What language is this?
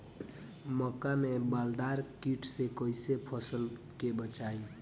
Bhojpuri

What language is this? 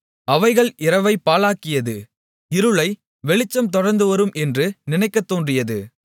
Tamil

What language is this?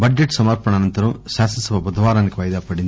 Telugu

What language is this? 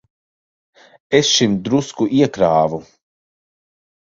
Latvian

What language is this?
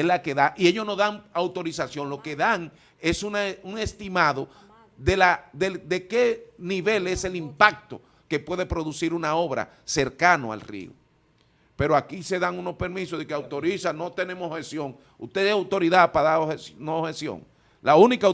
Spanish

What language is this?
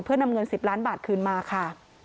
Thai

